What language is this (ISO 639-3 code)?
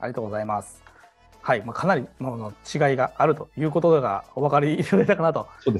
jpn